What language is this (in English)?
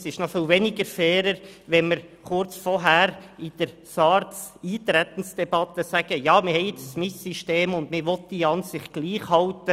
Swiss German